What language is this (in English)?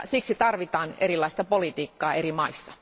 Finnish